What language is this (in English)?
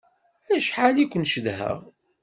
Kabyle